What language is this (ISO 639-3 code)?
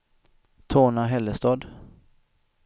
swe